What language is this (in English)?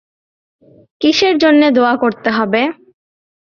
Bangla